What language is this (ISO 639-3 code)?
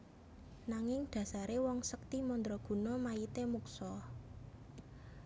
jav